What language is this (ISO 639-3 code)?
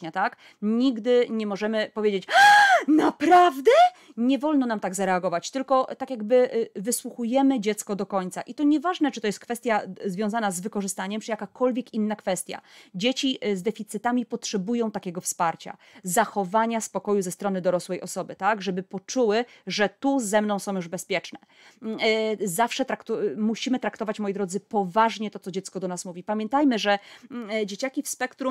pol